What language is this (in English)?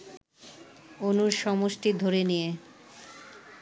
Bangla